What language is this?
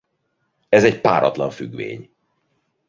Hungarian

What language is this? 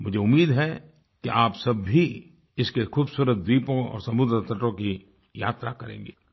Hindi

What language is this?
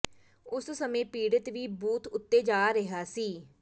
Punjabi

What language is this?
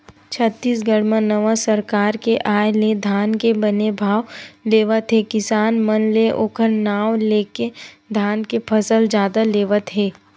Chhattisgarhi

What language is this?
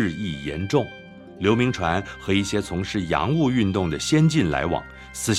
Chinese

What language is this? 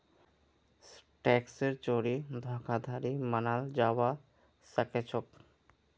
Magahi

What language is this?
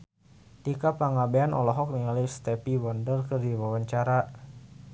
Sundanese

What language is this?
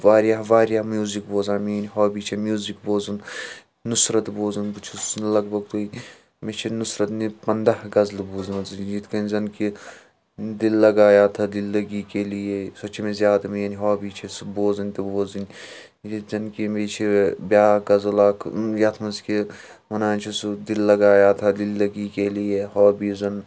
Kashmiri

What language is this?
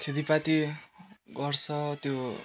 Nepali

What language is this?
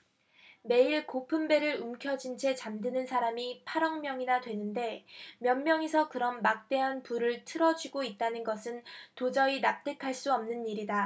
Korean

